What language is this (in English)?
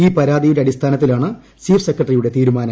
Malayalam